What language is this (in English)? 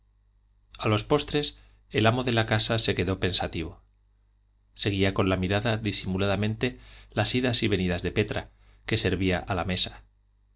Spanish